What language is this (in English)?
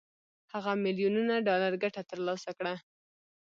Pashto